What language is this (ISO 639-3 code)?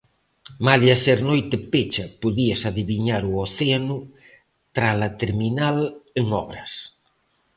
glg